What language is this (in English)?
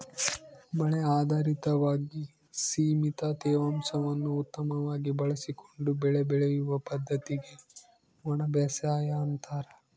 Kannada